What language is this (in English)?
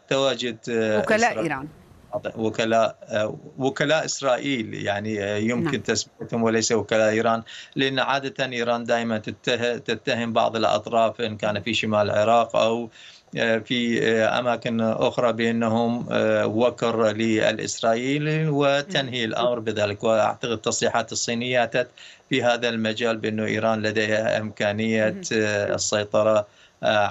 Arabic